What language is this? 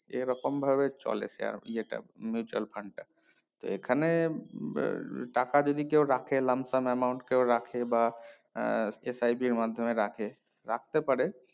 Bangla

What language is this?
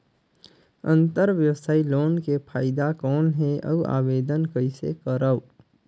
Chhattisgarhi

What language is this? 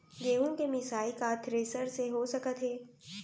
Chhattisgarhi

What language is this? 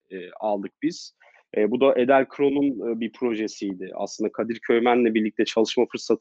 Turkish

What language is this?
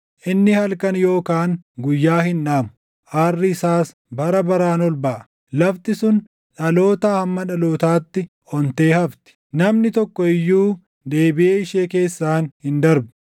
Oromo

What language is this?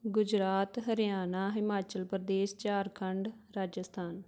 Punjabi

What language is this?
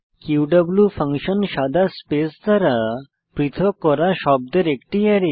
Bangla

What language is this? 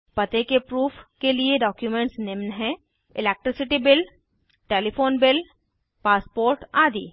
Hindi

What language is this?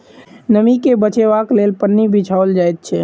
Maithili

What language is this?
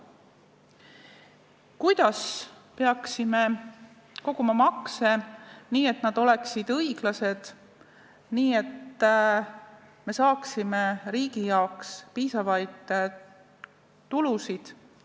Estonian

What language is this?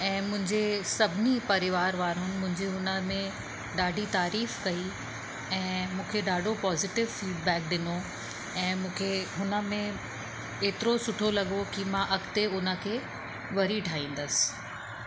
Sindhi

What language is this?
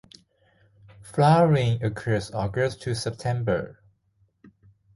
English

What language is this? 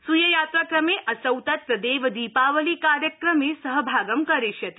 Sanskrit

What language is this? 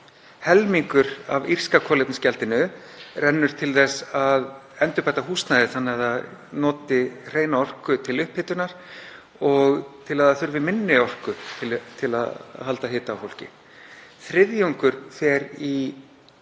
Icelandic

